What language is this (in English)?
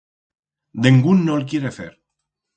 Aragonese